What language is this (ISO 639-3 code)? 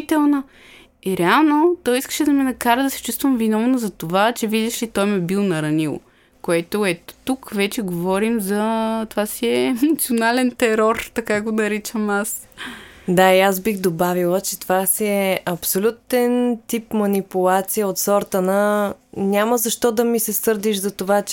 bul